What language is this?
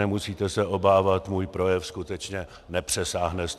Czech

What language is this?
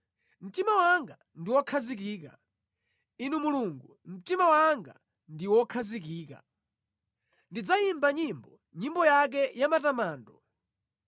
Nyanja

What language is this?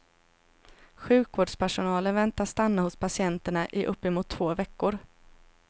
Swedish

